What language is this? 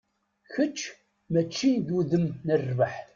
Kabyle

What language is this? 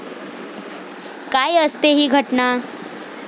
Marathi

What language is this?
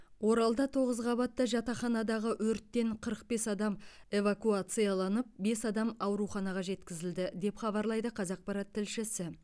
Kazakh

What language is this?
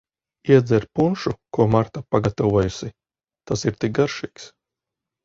Latvian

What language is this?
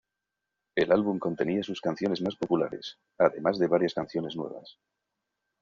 Spanish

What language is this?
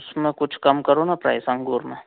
Hindi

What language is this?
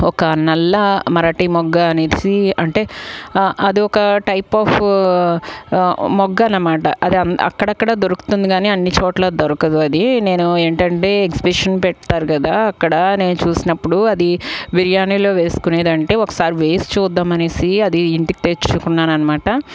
Telugu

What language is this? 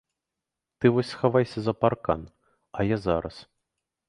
Belarusian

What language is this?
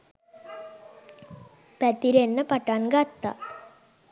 Sinhala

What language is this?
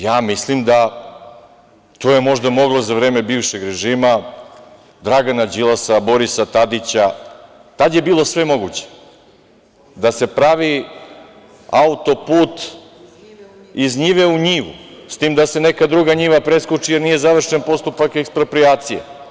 Serbian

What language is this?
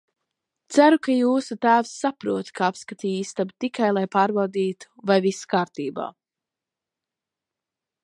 Latvian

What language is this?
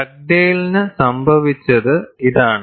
Malayalam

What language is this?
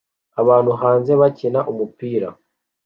Kinyarwanda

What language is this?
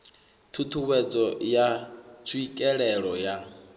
Venda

